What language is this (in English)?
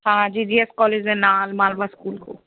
Punjabi